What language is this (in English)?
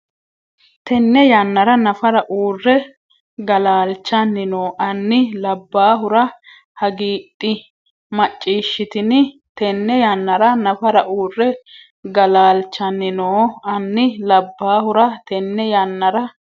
Sidamo